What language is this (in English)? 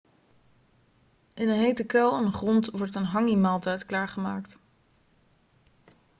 Dutch